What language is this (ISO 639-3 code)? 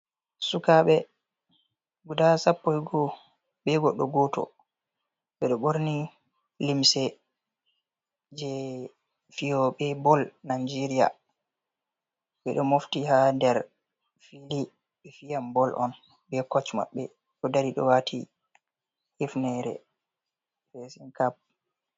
ful